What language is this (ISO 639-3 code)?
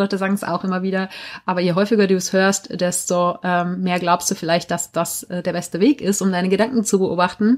deu